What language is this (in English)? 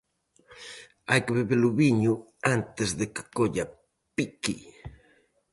Galician